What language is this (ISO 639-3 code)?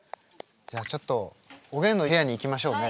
jpn